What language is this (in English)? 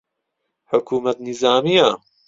Central Kurdish